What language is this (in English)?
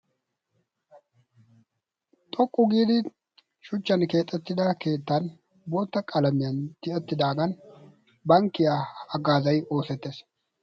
Wolaytta